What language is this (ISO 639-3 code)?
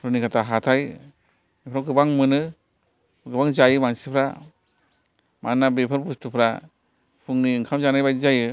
brx